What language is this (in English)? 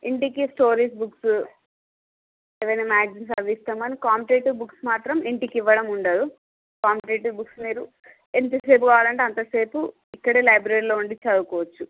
Telugu